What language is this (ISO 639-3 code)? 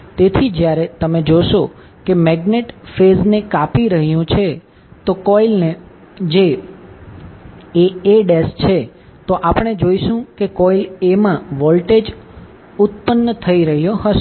guj